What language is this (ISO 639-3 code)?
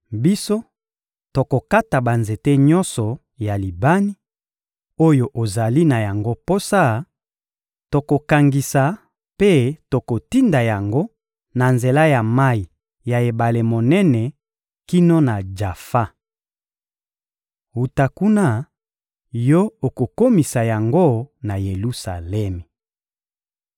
lin